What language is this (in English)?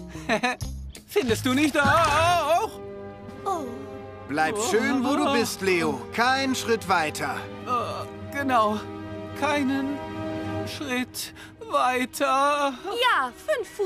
German